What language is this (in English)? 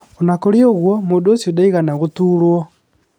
Kikuyu